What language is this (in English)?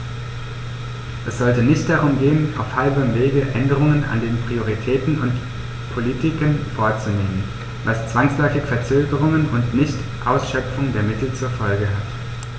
German